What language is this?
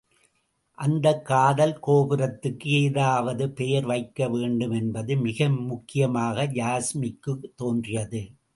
Tamil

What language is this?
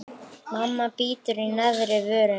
Icelandic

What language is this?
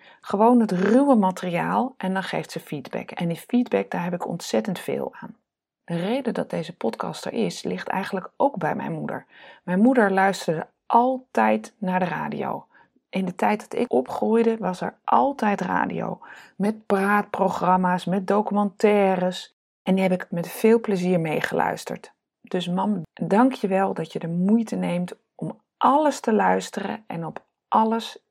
Dutch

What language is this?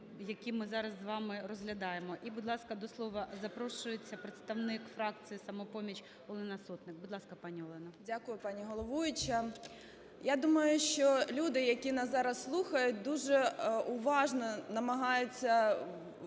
Ukrainian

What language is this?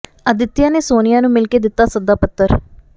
Punjabi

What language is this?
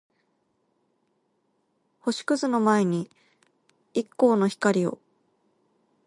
Japanese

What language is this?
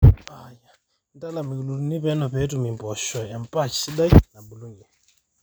Masai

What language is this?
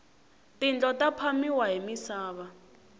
Tsonga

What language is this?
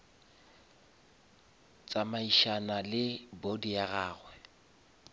Northern Sotho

